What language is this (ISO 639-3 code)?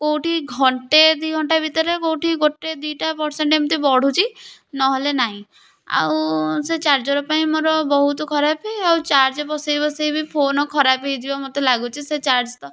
ori